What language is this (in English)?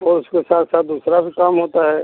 Hindi